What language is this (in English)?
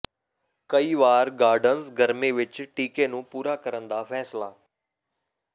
Punjabi